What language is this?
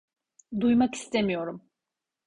Turkish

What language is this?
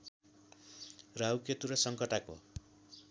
Nepali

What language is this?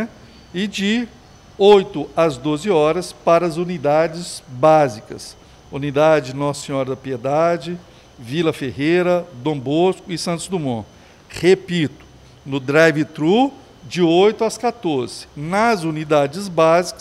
Portuguese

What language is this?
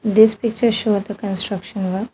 English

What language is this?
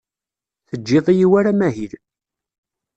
Kabyle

